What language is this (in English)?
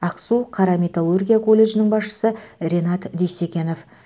Kazakh